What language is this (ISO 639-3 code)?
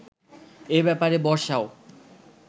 ben